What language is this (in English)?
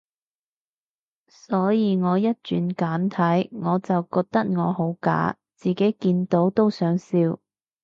Cantonese